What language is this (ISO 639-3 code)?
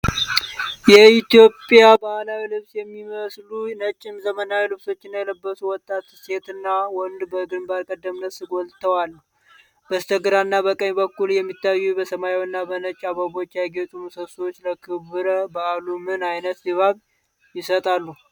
amh